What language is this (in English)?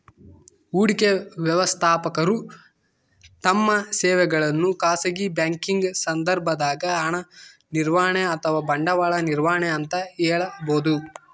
Kannada